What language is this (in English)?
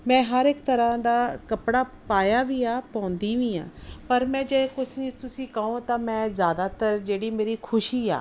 Punjabi